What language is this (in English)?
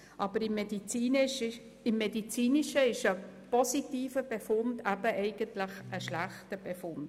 Swiss German